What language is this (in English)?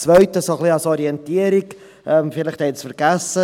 Swiss German